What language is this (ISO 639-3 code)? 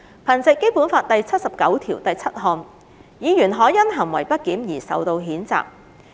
yue